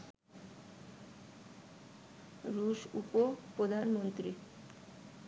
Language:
Bangla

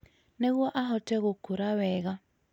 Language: Kikuyu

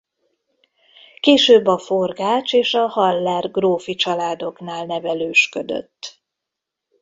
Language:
Hungarian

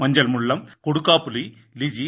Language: Tamil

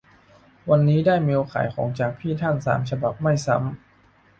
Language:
Thai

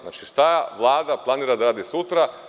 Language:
Serbian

